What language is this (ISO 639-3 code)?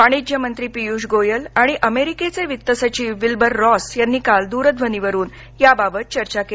mar